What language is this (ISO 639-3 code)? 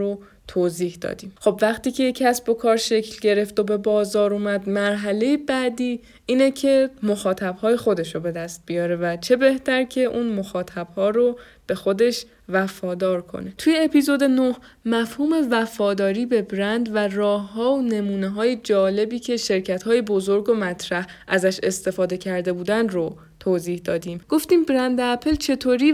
fas